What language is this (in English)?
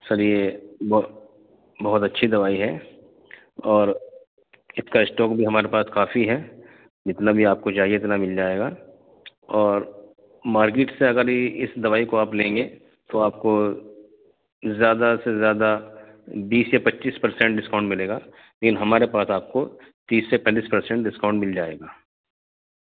Urdu